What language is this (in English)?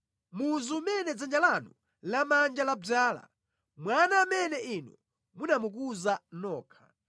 Nyanja